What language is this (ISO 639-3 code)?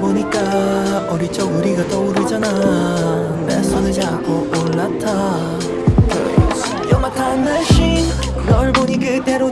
kor